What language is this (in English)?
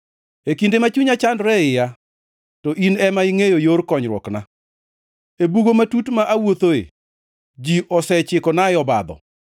Luo (Kenya and Tanzania)